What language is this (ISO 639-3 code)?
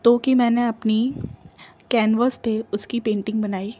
urd